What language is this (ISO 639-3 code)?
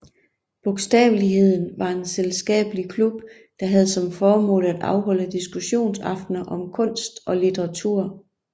dan